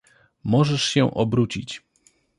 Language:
Polish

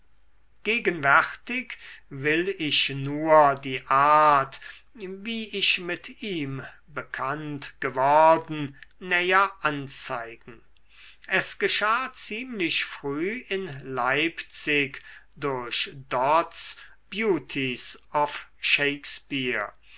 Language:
German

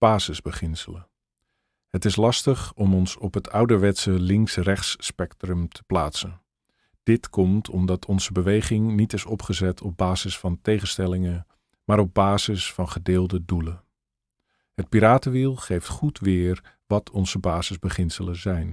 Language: Dutch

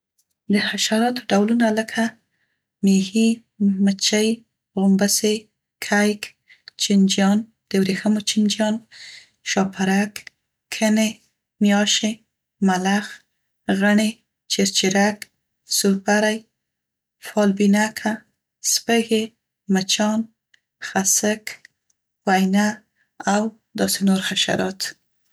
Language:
Central Pashto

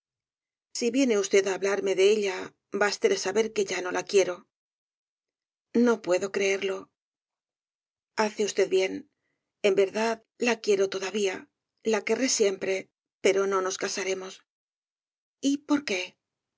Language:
Spanish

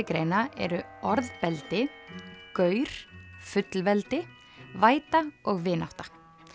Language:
Icelandic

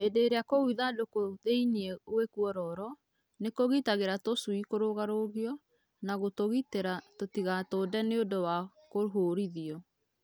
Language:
Kikuyu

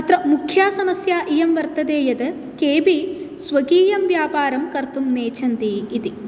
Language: Sanskrit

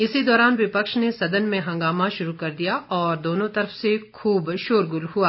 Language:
Hindi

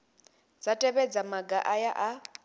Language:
Venda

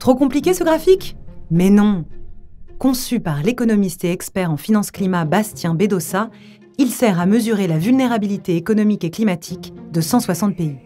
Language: French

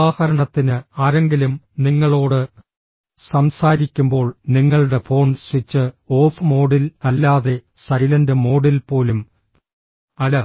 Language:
Malayalam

